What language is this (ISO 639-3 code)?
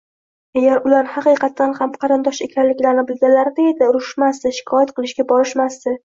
uzb